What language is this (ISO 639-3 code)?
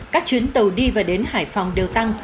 vie